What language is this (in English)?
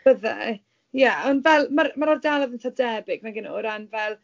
Welsh